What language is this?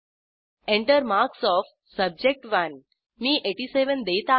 Marathi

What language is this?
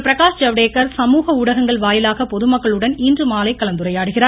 Tamil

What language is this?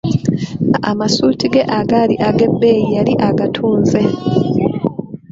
Ganda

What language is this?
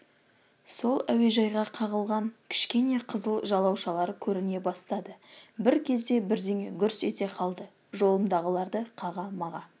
Kazakh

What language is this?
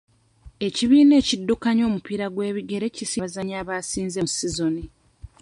Ganda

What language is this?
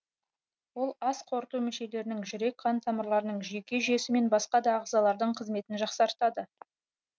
Kazakh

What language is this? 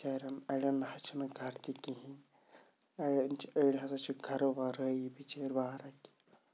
Kashmiri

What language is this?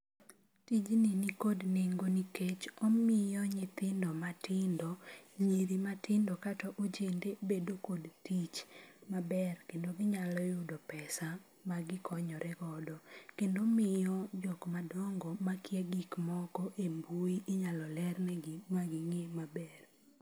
Luo (Kenya and Tanzania)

